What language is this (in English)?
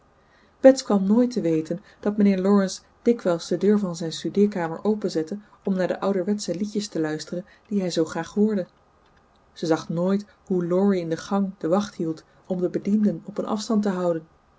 Dutch